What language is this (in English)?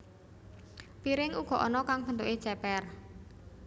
Javanese